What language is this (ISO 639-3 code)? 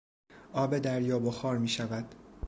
fas